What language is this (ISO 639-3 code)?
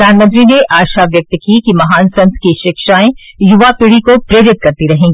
hin